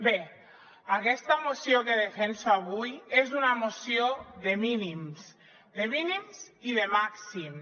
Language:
Catalan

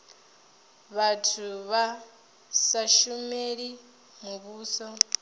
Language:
Venda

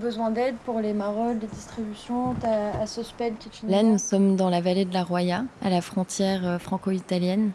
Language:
French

